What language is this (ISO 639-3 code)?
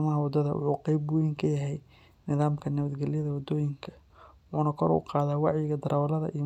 som